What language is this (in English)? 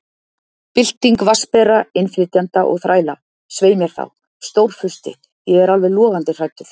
Icelandic